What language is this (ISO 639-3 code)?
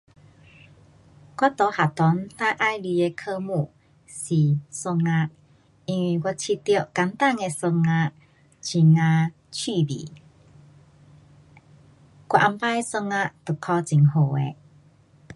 cpx